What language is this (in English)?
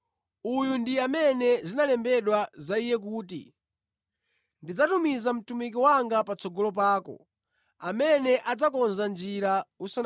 Nyanja